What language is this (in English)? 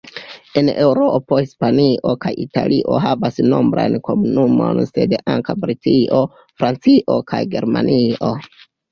Esperanto